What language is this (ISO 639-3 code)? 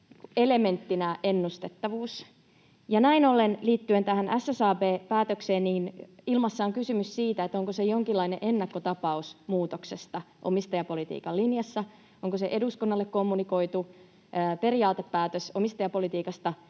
fin